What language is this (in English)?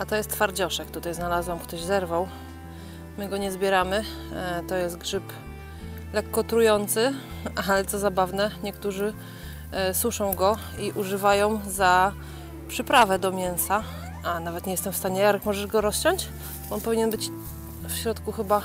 Polish